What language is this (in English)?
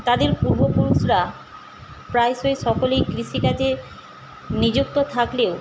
Bangla